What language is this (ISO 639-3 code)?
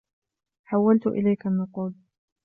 ara